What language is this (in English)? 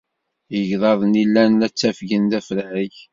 Kabyle